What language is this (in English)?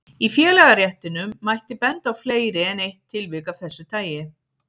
Icelandic